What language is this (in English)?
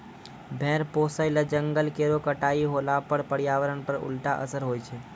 Maithili